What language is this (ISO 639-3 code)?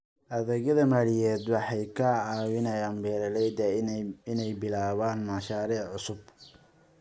som